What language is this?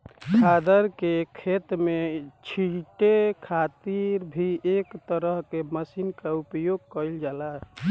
Bhojpuri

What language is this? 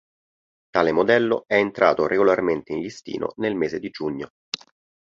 Italian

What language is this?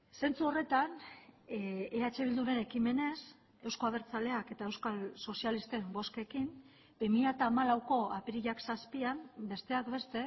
Basque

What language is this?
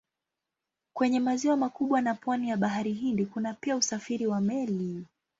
Swahili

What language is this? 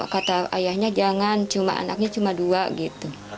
Indonesian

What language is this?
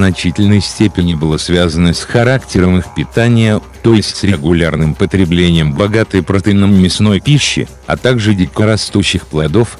Russian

